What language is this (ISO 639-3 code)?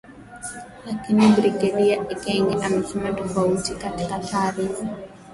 swa